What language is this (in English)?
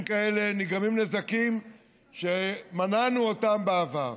Hebrew